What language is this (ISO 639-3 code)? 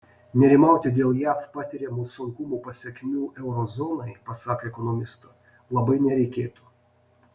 lit